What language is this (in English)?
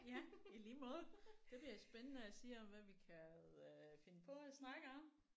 Danish